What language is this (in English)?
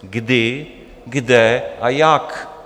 Czech